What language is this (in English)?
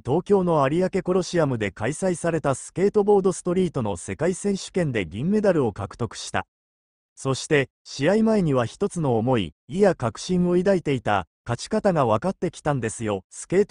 Japanese